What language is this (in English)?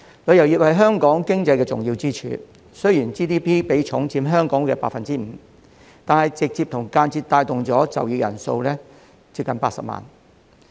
Cantonese